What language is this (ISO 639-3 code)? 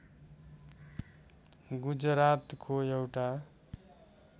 nep